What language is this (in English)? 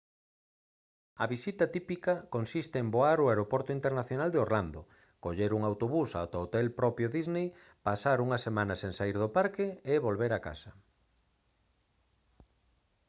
Galician